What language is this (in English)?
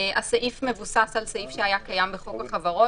Hebrew